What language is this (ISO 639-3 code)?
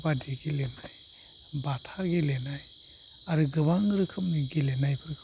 brx